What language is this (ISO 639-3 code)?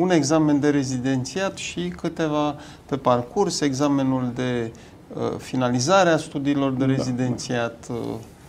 ron